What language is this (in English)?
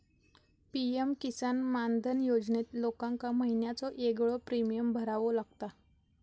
Marathi